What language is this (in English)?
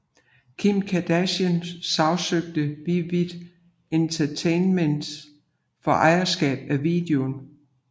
Danish